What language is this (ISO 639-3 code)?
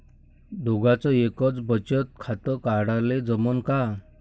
mar